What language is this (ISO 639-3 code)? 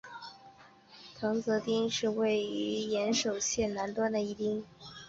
zho